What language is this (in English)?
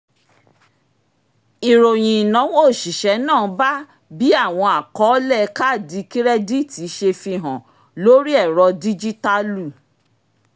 Yoruba